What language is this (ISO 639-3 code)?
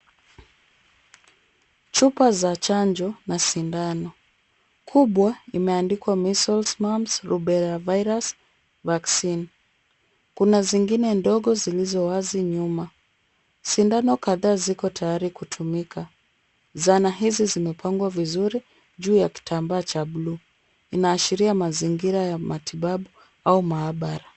swa